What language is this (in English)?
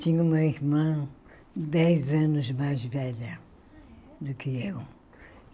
Portuguese